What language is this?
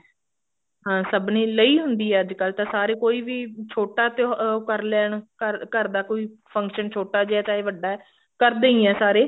Punjabi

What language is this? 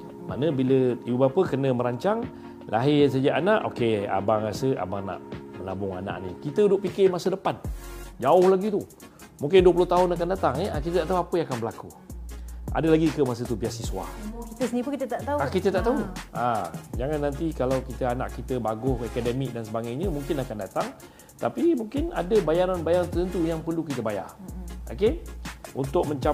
Malay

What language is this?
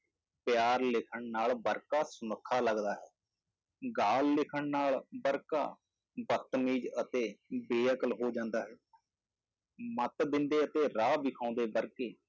Punjabi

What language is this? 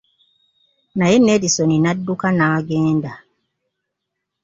Ganda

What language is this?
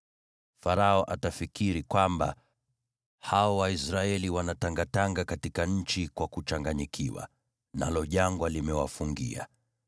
Swahili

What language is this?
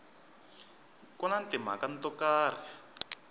Tsonga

